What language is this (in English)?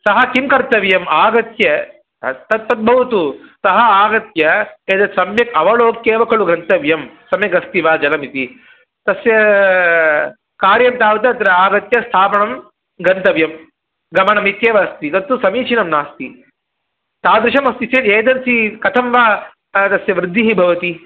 Sanskrit